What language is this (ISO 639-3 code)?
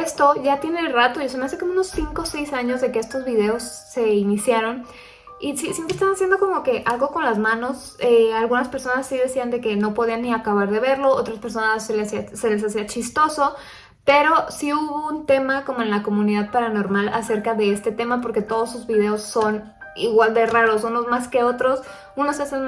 spa